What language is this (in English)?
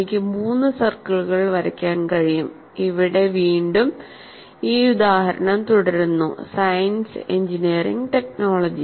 Malayalam